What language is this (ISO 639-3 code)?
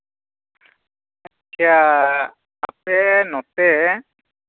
sat